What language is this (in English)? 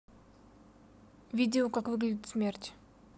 Russian